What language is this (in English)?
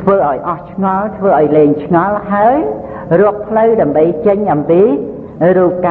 Khmer